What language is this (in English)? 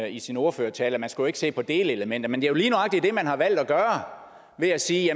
Danish